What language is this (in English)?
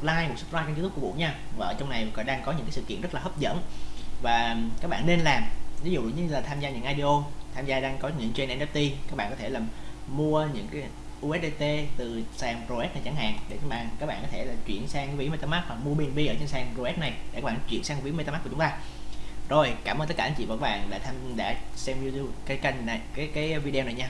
Vietnamese